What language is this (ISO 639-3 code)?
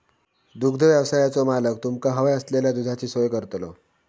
mar